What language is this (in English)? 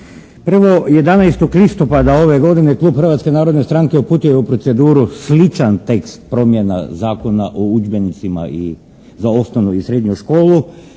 Croatian